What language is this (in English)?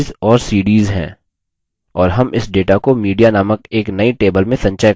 Hindi